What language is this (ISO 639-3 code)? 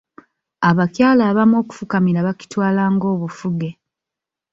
lug